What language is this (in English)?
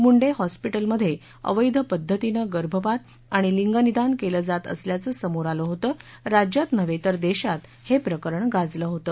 Marathi